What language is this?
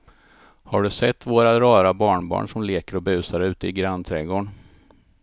Swedish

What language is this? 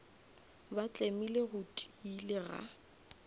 Northern Sotho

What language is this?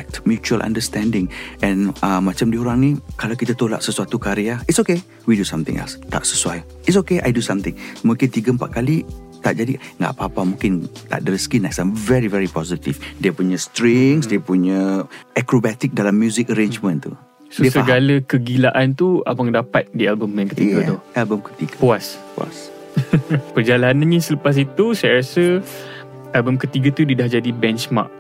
Malay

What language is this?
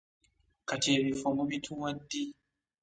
Ganda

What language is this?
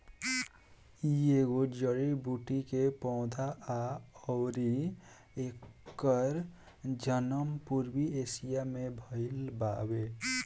Bhojpuri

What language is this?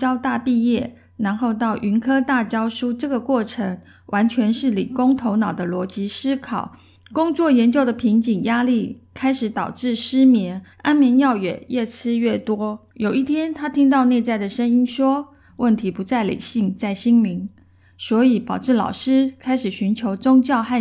Chinese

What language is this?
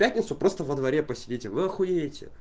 Russian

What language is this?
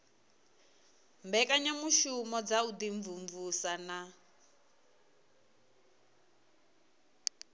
Venda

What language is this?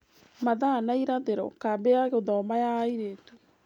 Kikuyu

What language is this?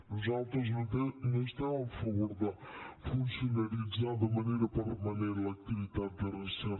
Catalan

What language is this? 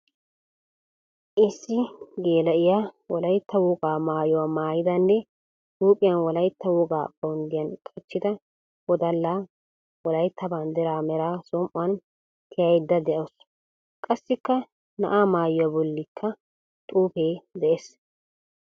Wolaytta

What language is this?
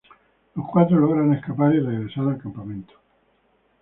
Spanish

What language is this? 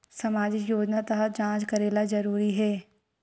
Chhattisgarhi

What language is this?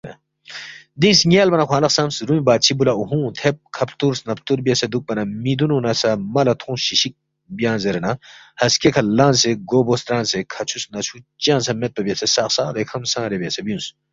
Balti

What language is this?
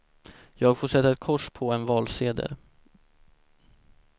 Swedish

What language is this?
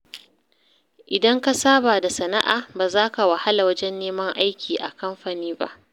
Hausa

